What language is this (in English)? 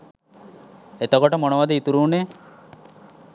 Sinhala